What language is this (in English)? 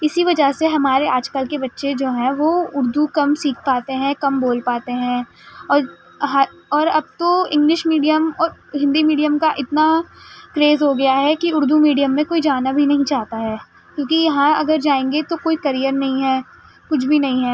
Urdu